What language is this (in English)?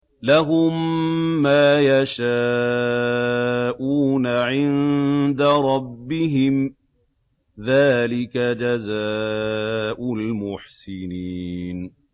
Arabic